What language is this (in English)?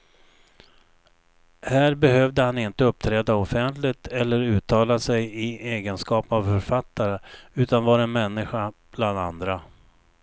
Swedish